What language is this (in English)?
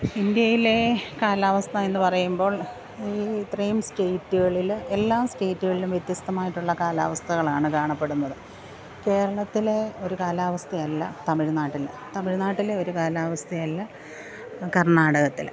Malayalam